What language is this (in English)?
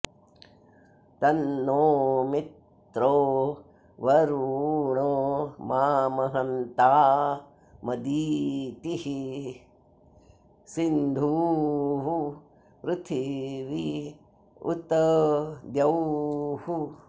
Sanskrit